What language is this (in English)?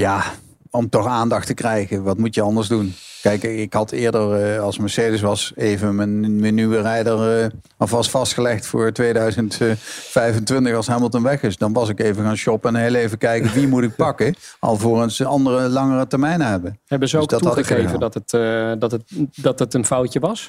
Dutch